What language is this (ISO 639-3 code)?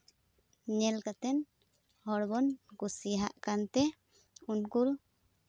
sat